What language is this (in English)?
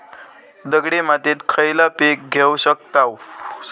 Marathi